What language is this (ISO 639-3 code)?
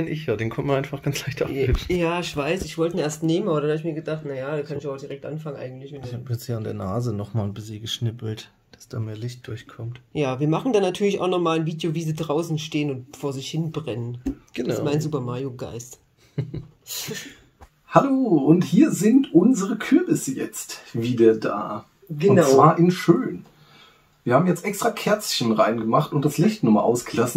deu